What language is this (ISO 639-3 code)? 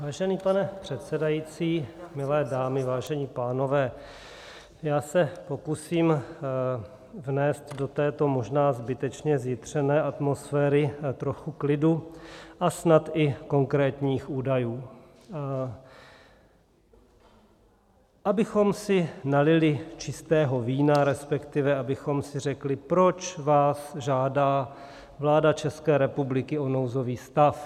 ces